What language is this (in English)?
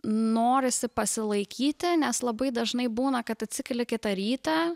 Lithuanian